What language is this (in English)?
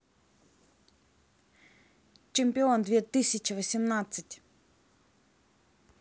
Russian